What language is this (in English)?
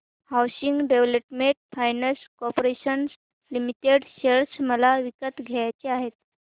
Marathi